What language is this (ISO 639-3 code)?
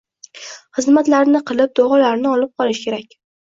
uzb